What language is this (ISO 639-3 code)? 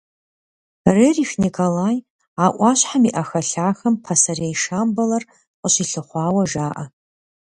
kbd